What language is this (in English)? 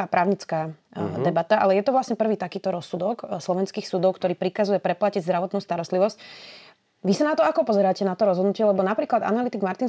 Slovak